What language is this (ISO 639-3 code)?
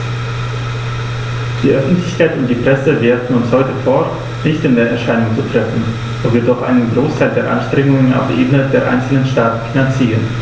deu